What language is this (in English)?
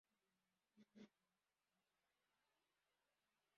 Kinyarwanda